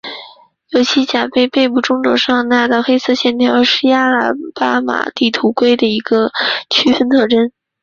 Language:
Chinese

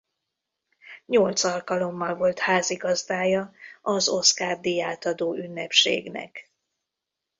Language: Hungarian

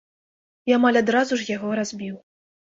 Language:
Belarusian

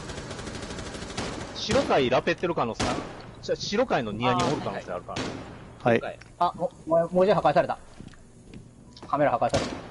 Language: Japanese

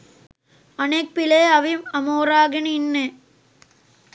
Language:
Sinhala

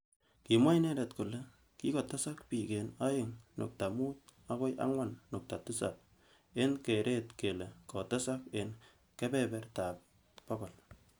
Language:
Kalenjin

